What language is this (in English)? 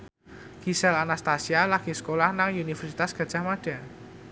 Javanese